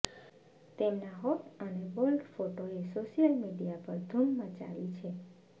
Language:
Gujarati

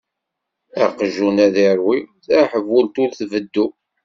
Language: Kabyle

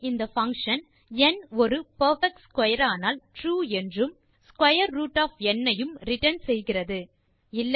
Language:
Tamil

